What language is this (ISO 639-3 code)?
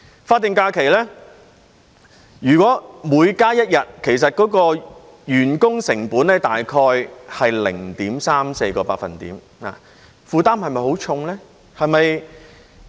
yue